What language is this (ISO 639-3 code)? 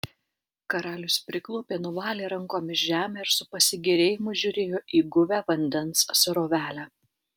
lit